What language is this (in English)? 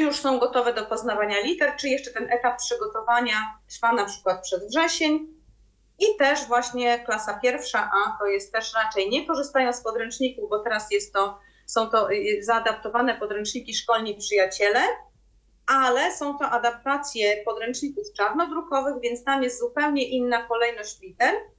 Polish